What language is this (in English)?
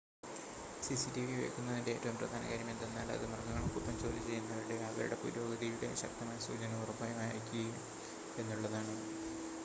Malayalam